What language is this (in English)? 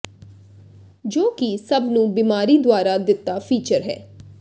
Punjabi